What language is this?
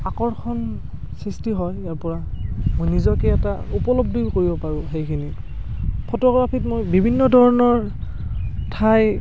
Assamese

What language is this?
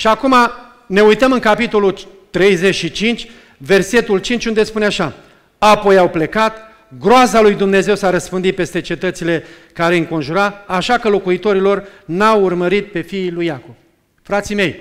Romanian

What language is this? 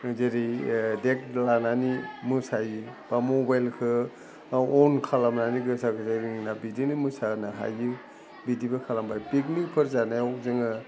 Bodo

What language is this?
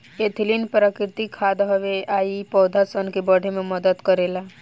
Bhojpuri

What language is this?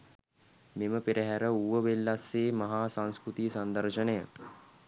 Sinhala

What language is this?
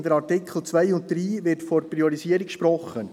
Swiss German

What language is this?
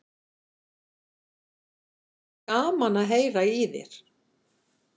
Icelandic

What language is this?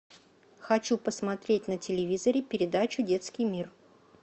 Russian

